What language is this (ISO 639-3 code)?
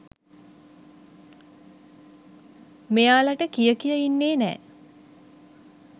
sin